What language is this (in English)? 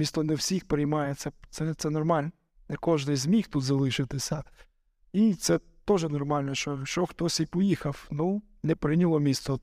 Ukrainian